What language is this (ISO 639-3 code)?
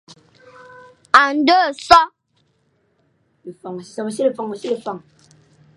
fan